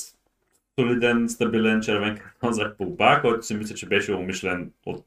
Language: Bulgarian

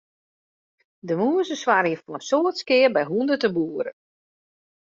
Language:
Western Frisian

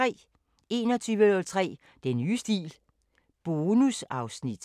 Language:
Danish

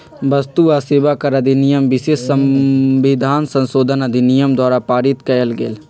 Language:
Magahi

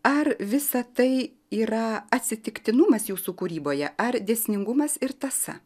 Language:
Lithuanian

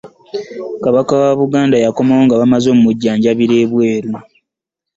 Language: Ganda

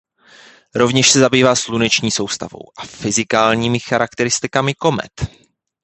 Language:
Czech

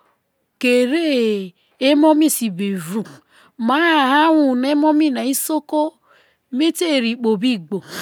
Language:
Isoko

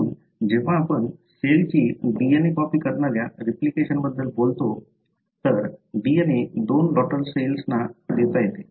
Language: Marathi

